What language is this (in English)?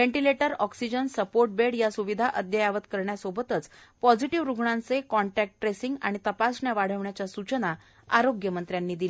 Marathi